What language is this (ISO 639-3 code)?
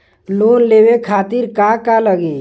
bho